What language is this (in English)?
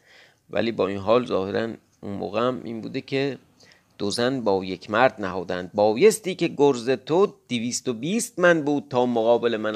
Persian